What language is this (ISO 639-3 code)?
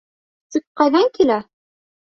bak